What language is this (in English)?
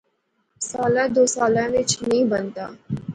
Pahari-Potwari